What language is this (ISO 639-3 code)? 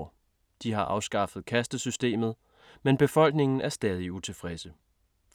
dan